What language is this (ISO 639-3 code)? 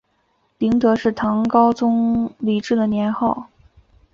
zho